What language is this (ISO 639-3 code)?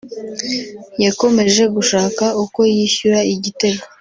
kin